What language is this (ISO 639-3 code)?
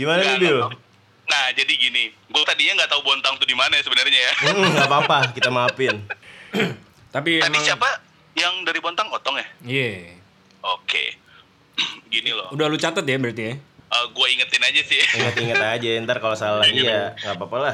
ind